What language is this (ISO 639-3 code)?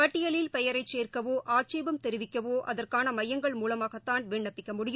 tam